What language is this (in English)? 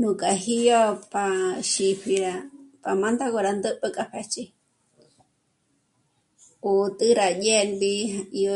Michoacán Mazahua